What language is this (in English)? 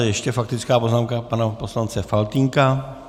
Czech